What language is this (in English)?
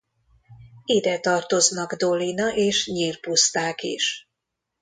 Hungarian